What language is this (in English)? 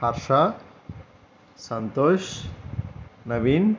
Telugu